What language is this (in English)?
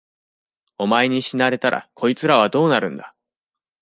Japanese